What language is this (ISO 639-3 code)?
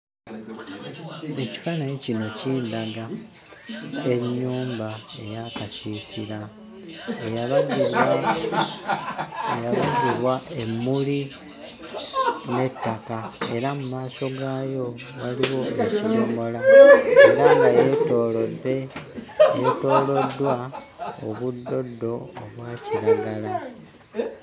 lug